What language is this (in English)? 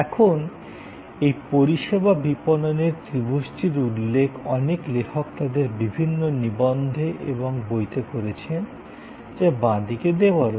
Bangla